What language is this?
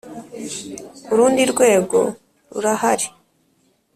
Kinyarwanda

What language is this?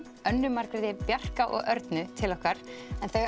Icelandic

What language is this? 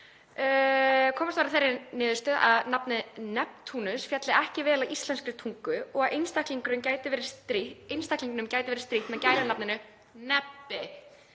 Icelandic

